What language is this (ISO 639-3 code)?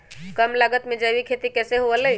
mag